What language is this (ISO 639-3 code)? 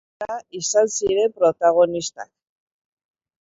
eus